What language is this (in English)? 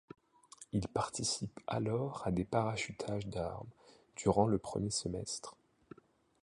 French